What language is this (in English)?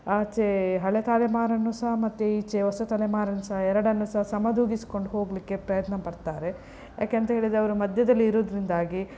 Kannada